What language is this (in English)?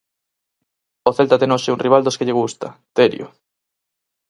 Galician